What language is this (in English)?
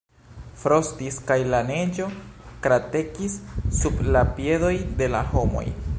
Esperanto